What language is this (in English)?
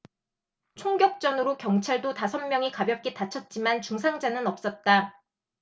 Korean